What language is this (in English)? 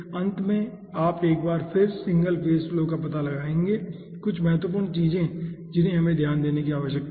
Hindi